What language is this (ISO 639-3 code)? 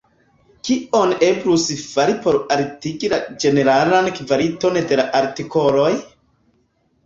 epo